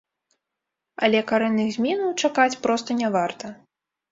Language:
Belarusian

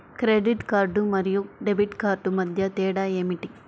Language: Telugu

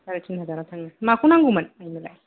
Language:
Bodo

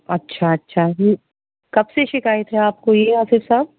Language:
Urdu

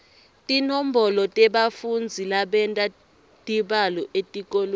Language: Swati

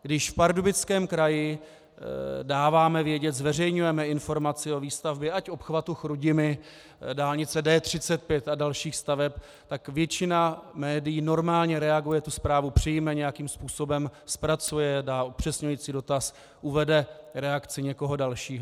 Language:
Czech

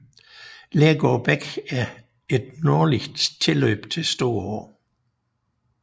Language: Danish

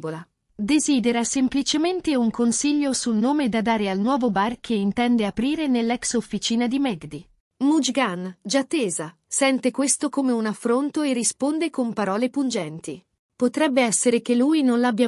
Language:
Italian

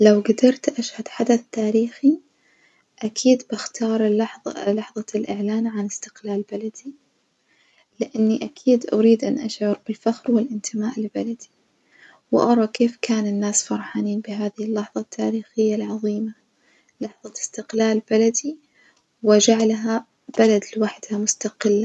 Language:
Najdi Arabic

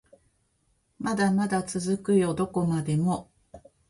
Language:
Japanese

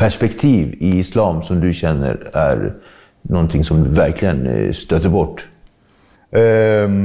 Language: Swedish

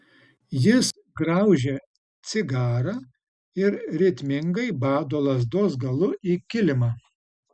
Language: Lithuanian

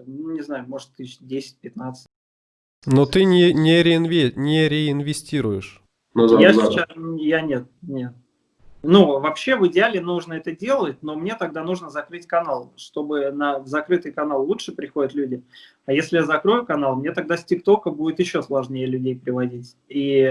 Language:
Russian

